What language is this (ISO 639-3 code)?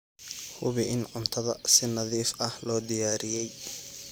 som